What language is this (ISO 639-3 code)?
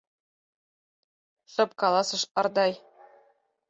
chm